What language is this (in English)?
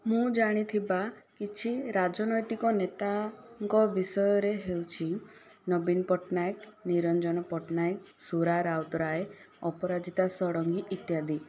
Odia